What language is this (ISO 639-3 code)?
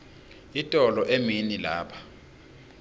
ssw